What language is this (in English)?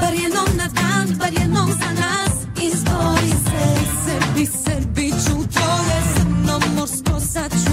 Croatian